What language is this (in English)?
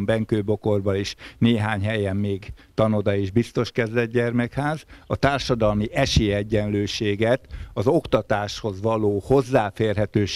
Hungarian